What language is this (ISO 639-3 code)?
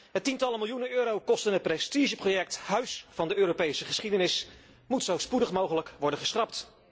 nld